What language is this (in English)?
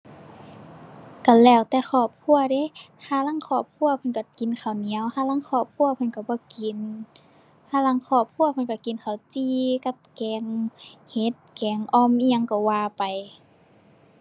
Thai